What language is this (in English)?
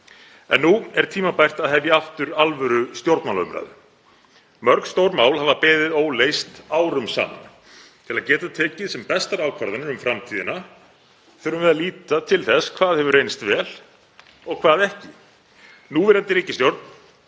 Icelandic